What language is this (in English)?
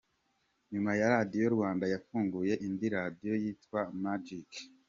Kinyarwanda